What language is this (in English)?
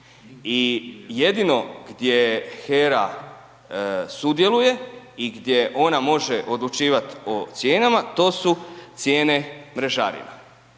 Croatian